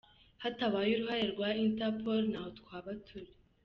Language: Kinyarwanda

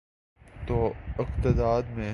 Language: Urdu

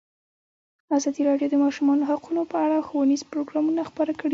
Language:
Pashto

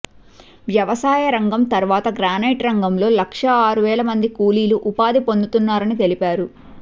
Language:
Telugu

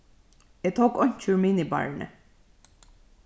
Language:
Faroese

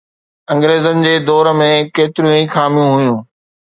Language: Sindhi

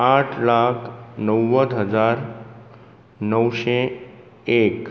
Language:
Konkani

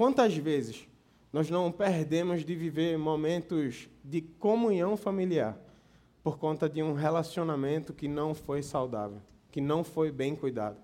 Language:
Portuguese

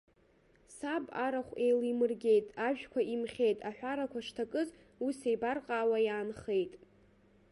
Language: Abkhazian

